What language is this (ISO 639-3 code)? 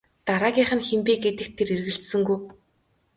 mon